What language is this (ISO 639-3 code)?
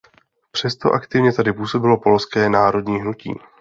ces